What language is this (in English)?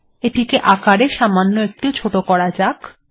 Bangla